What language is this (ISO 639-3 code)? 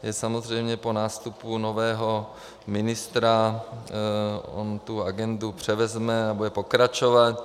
ces